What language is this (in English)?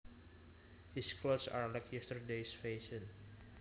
Javanese